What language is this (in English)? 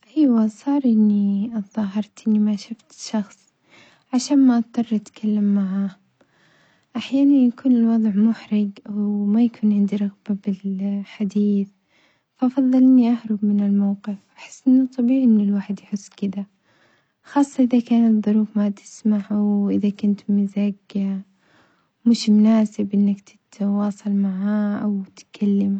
Omani Arabic